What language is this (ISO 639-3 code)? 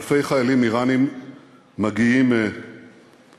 heb